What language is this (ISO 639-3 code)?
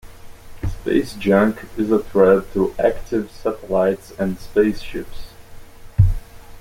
eng